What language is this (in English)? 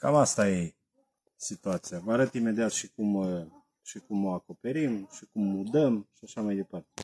Romanian